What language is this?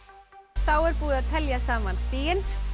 Icelandic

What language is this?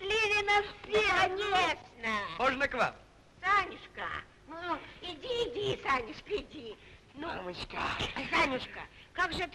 Russian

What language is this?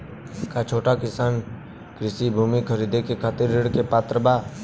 Bhojpuri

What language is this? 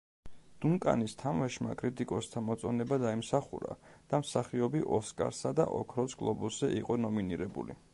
Georgian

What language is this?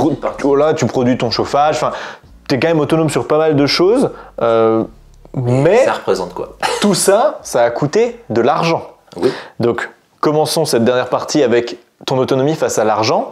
French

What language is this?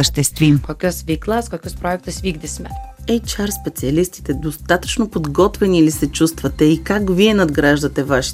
Bulgarian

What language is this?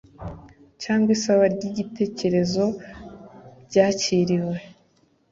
Kinyarwanda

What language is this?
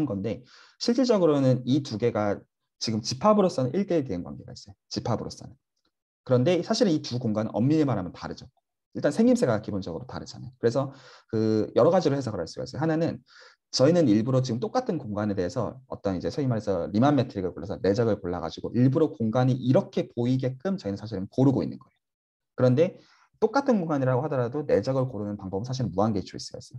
Korean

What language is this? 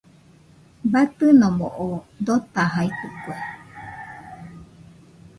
Nüpode Huitoto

